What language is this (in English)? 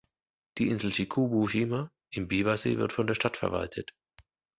German